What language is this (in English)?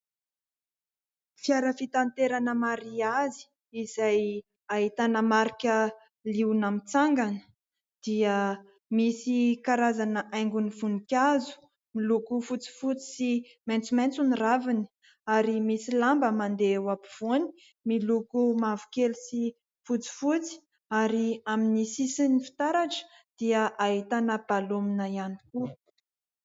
Malagasy